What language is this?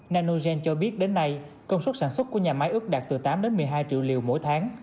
Vietnamese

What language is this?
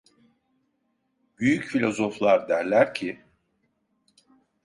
Turkish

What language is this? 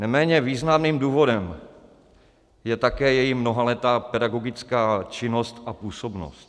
Czech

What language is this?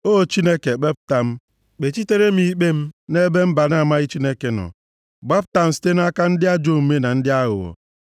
Igbo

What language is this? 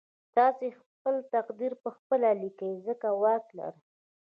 Pashto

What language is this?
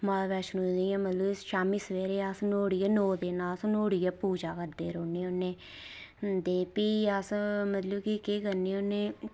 Dogri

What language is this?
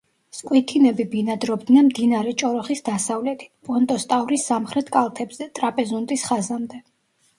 Georgian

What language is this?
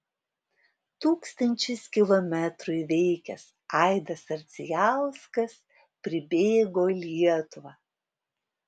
Lithuanian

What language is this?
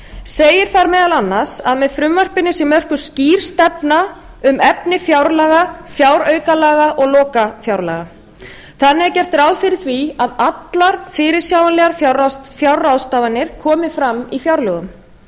Icelandic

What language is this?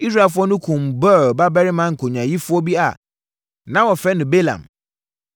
Akan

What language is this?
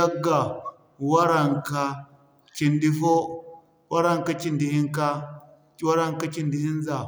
Zarma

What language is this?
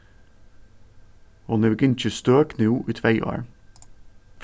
Faroese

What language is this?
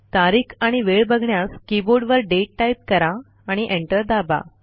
Marathi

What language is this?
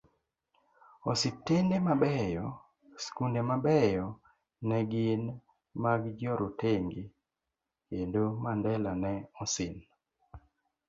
Luo (Kenya and Tanzania)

